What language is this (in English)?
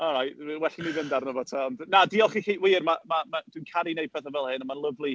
Welsh